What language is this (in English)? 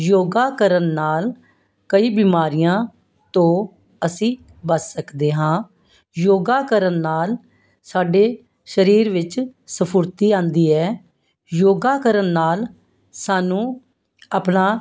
Punjabi